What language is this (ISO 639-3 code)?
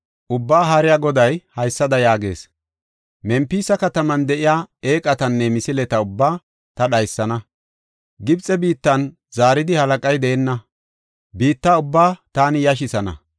gof